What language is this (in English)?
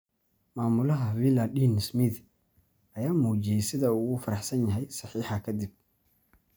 Somali